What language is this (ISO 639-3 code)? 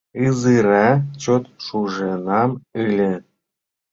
chm